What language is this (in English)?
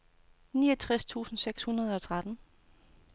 Danish